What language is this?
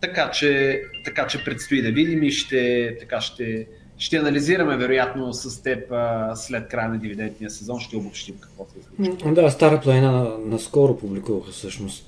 Bulgarian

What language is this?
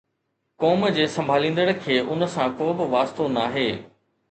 Sindhi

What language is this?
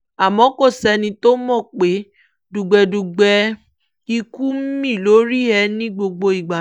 Yoruba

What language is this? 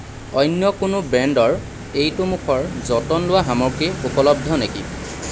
Assamese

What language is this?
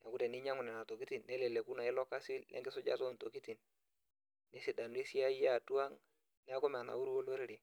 Masai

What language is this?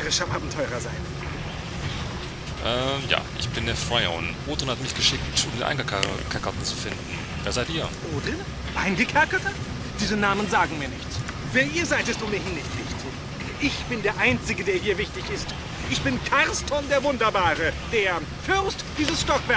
German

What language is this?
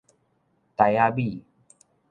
Min Nan Chinese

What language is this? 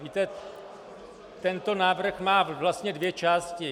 Czech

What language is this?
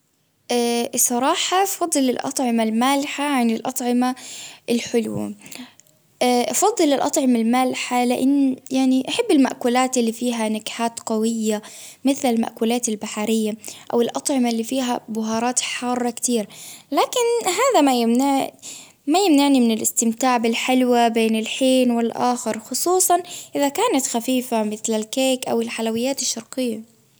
Baharna Arabic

